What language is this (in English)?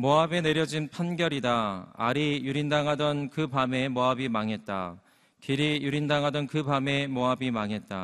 Korean